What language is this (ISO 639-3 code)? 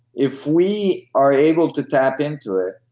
eng